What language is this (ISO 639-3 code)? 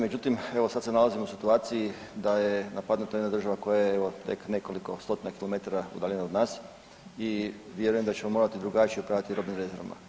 hrv